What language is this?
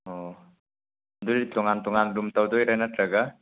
Manipuri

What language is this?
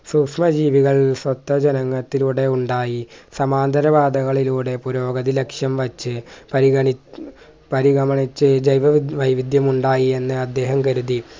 Malayalam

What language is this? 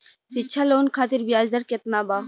Bhojpuri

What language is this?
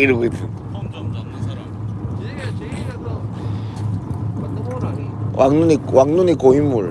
Korean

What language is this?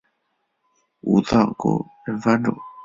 Chinese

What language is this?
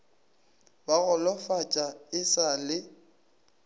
Northern Sotho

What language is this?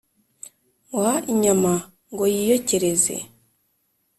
Kinyarwanda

